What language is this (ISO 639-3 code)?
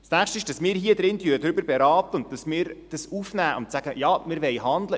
gsw